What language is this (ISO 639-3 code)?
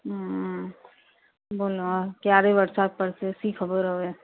guj